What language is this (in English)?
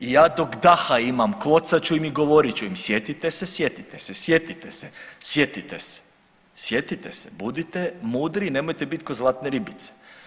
Croatian